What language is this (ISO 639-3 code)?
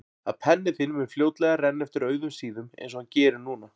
isl